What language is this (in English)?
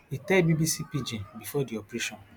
Nigerian Pidgin